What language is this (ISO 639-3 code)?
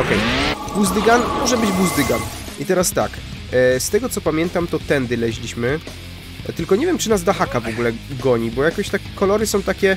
pol